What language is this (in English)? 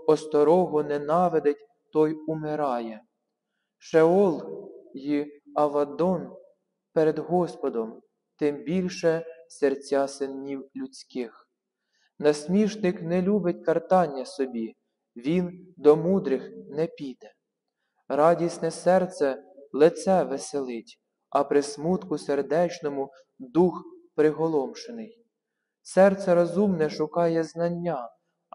Ukrainian